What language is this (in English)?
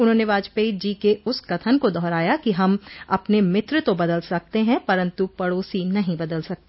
Hindi